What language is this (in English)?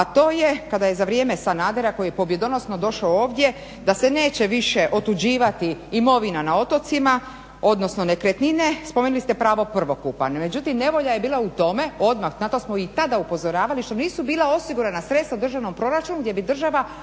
Croatian